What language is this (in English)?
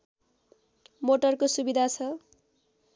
Nepali